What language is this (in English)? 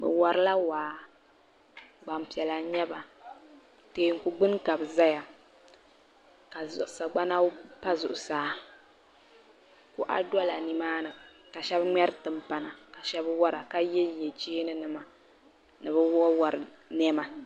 Dagbani